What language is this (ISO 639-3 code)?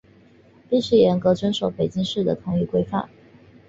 zho